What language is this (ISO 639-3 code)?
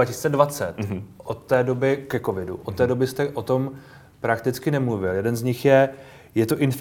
ces